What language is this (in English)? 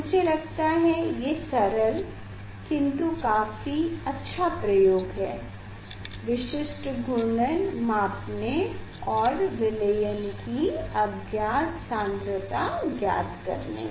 Hindi